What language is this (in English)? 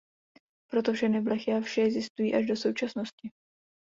Czech